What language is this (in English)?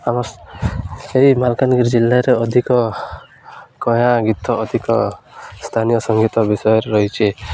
Odia